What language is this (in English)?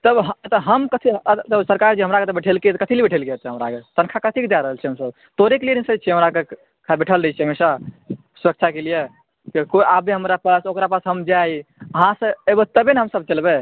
Maithili